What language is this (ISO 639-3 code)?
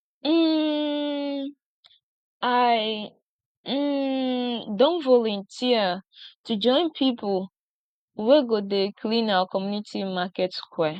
pcm